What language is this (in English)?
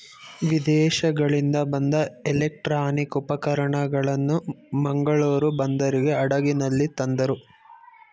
Kannada